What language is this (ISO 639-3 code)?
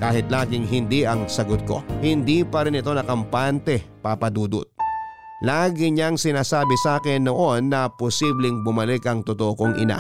fil